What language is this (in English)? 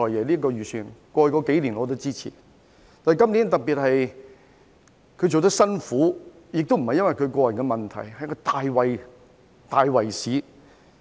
Cantonese